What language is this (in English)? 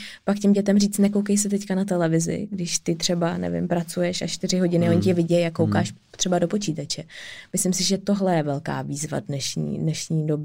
Czech